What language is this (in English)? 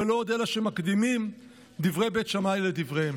Hebrew